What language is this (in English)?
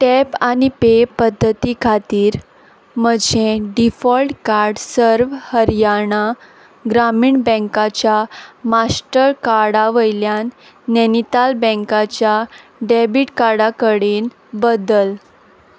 Konkani